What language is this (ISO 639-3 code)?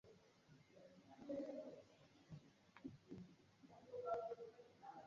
swa